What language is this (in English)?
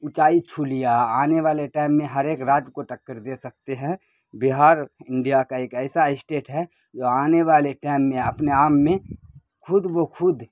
Urdu